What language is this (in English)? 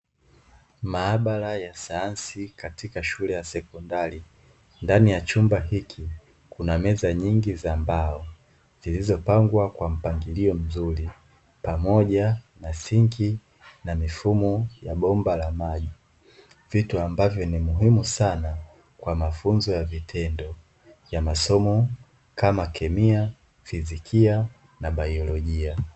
Swahili